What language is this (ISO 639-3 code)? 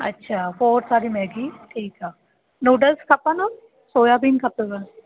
snd